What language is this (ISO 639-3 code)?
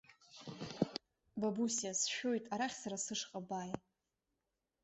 abk